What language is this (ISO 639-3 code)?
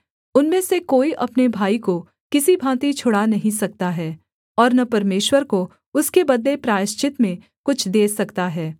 hin